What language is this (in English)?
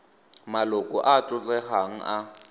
Tswana